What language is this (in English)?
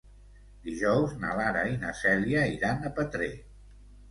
Catalan